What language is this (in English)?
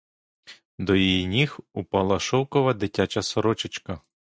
Ukrainian